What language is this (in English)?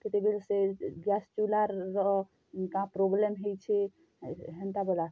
Odia